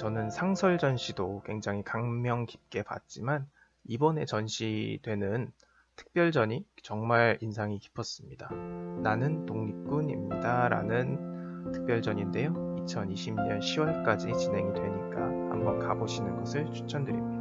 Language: Korean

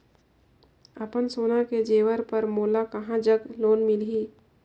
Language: Chhattisgarhi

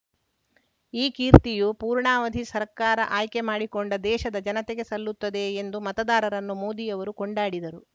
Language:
Kannada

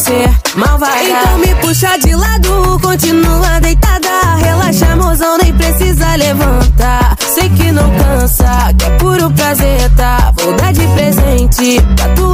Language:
Portuguese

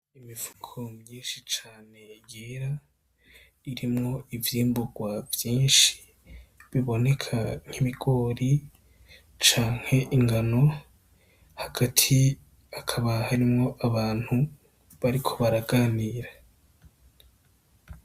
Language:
Rundi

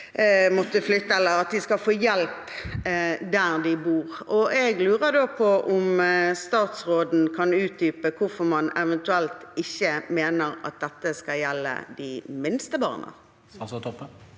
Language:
Norwegian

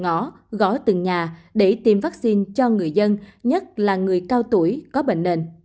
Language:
Vietnamese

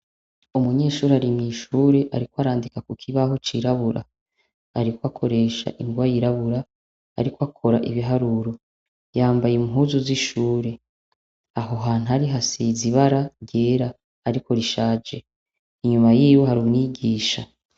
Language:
Rundi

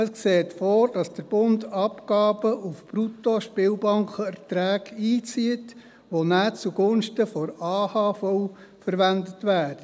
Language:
Swiss German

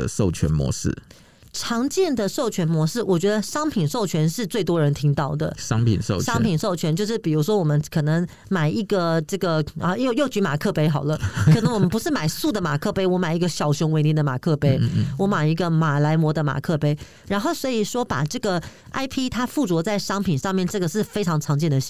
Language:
Chinese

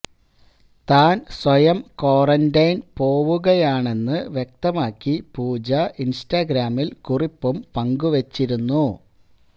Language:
Malayalam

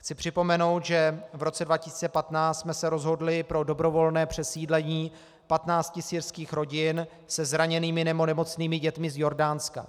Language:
Czech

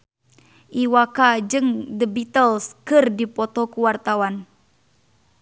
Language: Sundanese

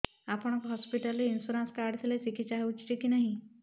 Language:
Odia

